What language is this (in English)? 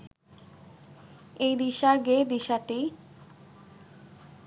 Bangla